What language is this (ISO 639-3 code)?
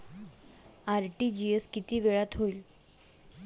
mar